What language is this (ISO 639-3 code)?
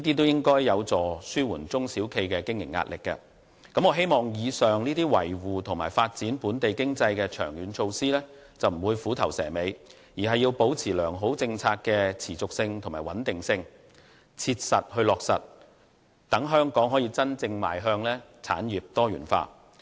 yue